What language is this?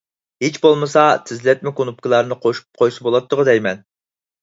Uyghur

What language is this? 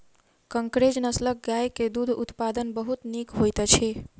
Maithili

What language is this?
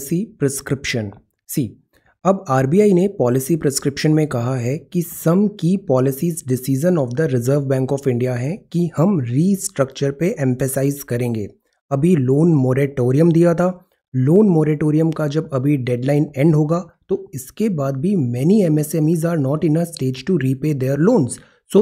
Hindi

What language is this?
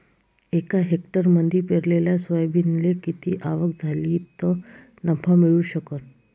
Marathi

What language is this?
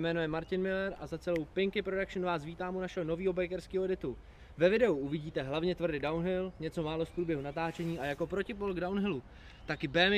Czech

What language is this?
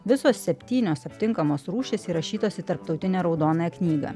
Lithuanian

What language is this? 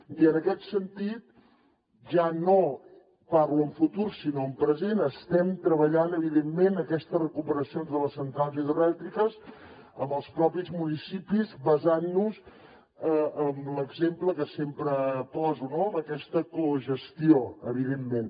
Catalan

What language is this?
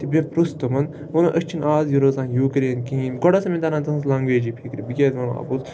Kashmiri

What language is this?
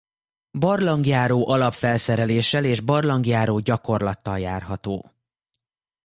Hungarian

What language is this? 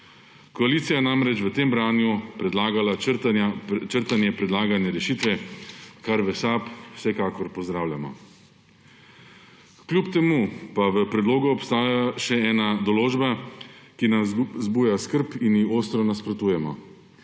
Slovenian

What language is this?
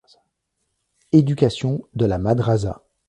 French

